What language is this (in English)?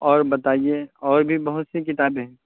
Urdu